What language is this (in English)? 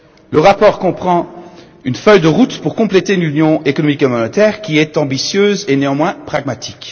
French